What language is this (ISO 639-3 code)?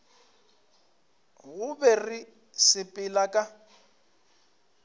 nso